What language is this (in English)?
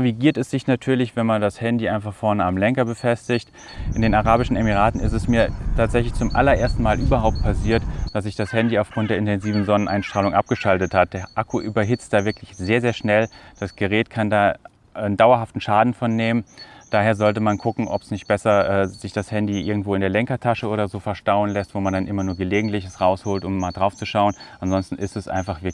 German